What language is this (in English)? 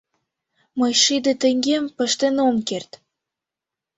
Mari